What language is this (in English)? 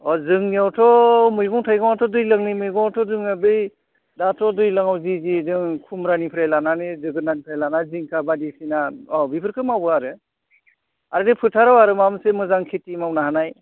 Bodo